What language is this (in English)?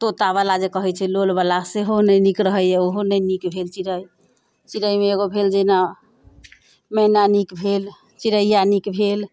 Maithili